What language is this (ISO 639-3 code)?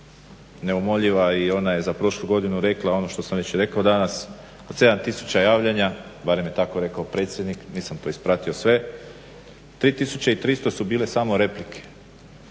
hrv